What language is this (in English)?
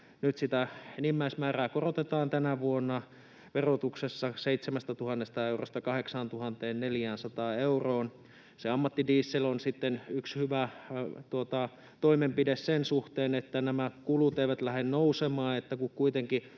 Finnish